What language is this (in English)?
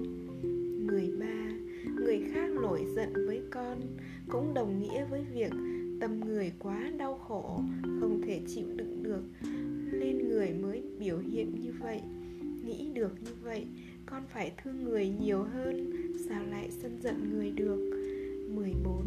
Vietnamese